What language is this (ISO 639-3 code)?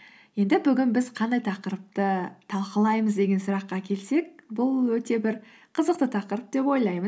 kaz